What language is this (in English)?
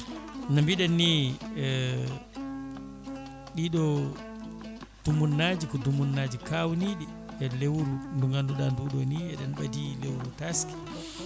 Fula